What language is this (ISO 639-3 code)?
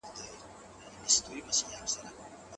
pus